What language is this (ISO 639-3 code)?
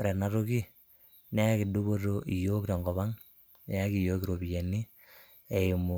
mas